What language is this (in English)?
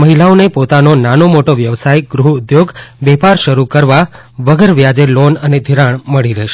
Gujarati